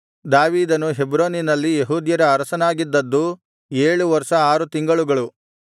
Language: Kannada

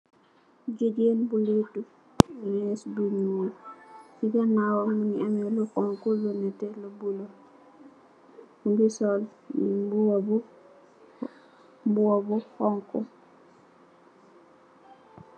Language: Wolof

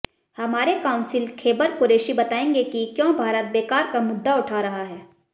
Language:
Hindi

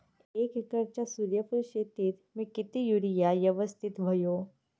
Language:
Marathi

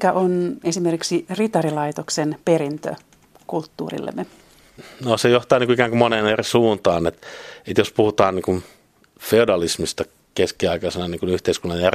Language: Finnish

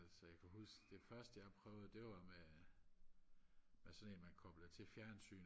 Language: Danish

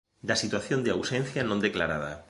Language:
Galician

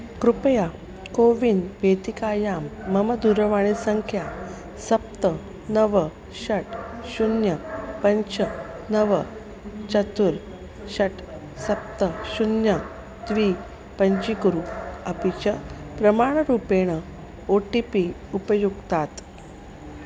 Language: Sanskrit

